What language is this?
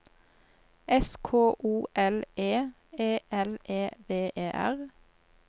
Norwegian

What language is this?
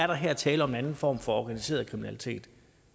Danish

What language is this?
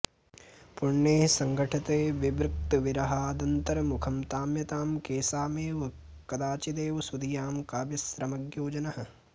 Sanskrit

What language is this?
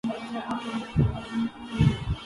Urdu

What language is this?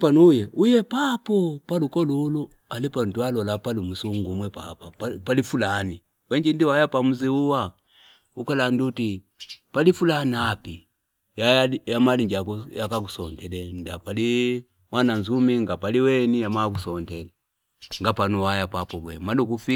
Fipa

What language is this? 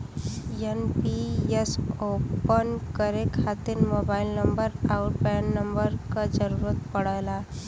Bhojpuri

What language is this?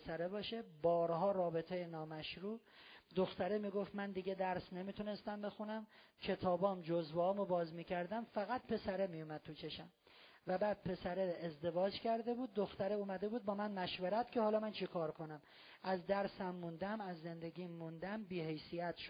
Persian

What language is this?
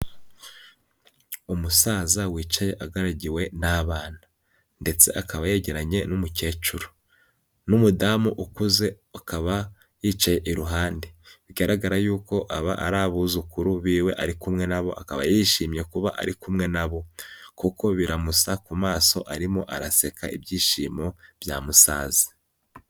Kinyarwanda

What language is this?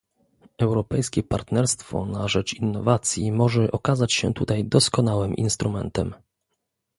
Polish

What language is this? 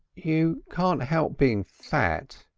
English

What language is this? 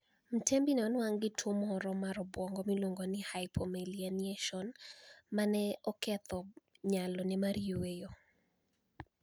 Luo (Kenya and Tanzania)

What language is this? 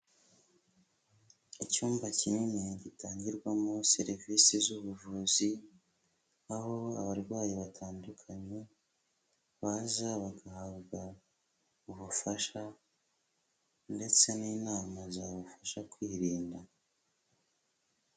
Kinyarwanda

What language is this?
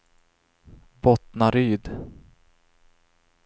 Swedish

